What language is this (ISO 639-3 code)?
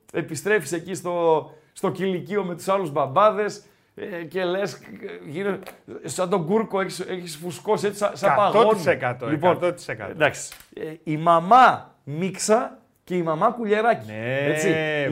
ell